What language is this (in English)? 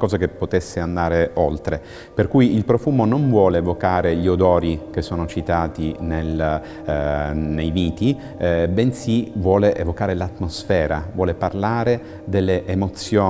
Italian